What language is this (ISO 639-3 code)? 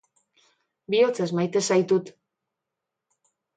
eus